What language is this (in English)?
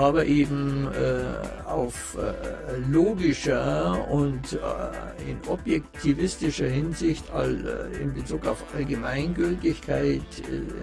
German